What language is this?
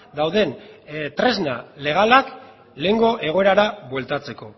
Basque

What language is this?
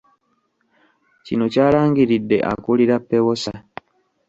Ganda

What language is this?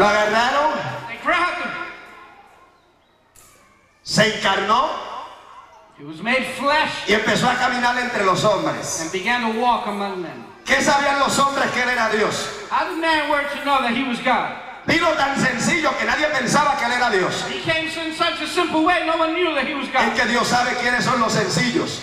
Spanish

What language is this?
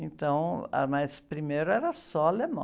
Portuguese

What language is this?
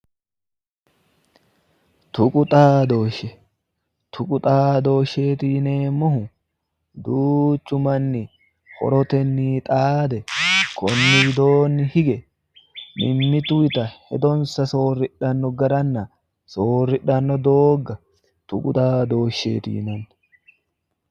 Sidamo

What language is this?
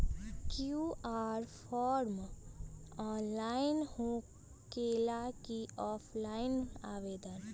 Magahi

